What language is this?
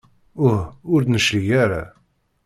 Kabyle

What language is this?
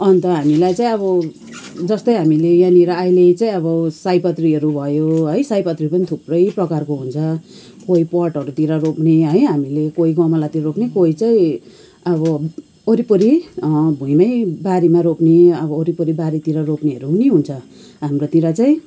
Nepali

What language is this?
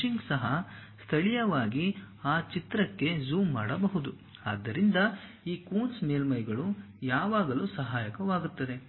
Kannada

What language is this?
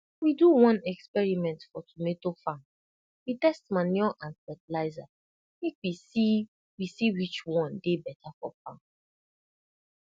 Nigerian Pidgin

